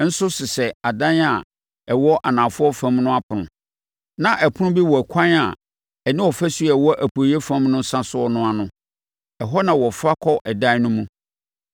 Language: Akan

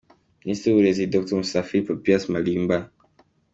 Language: Kinyarwanda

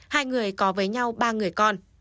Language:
Vietnamese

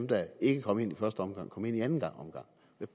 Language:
Danish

